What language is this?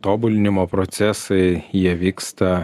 Lithuanian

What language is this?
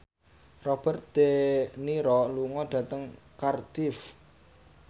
Javanese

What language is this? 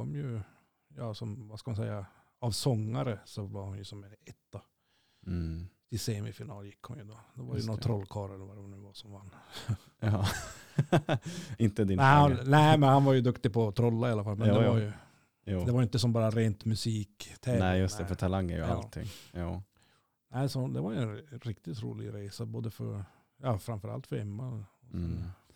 Swedish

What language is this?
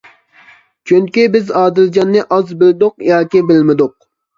Uyghur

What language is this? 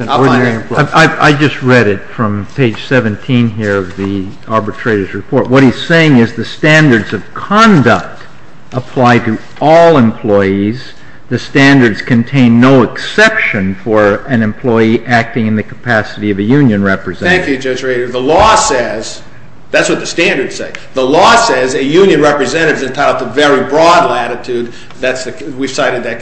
English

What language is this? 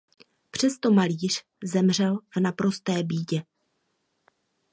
Czech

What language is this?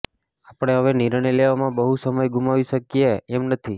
Gujarati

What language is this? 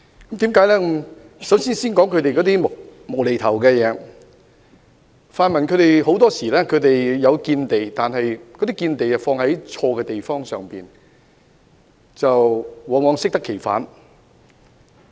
Cantonese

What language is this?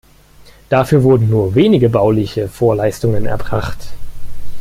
German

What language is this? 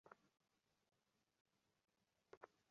Bangla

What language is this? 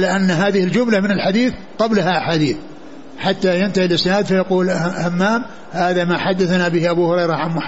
Arabic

